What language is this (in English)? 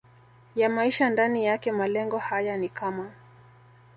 Swahili